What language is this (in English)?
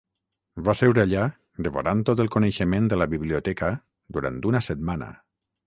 Catalan